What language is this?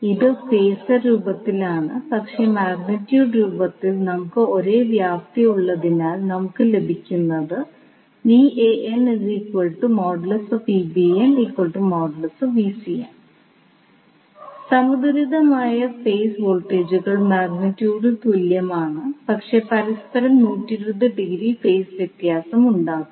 Malayalam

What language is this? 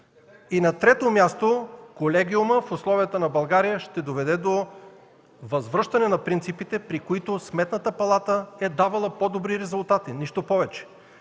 Bulgarian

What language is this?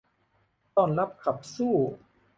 Thai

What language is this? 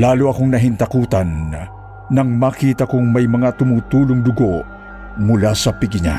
Filipino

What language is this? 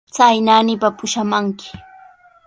Sihuas Ancash Quechua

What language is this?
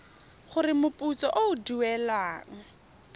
Tswana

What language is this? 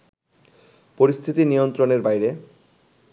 Bangla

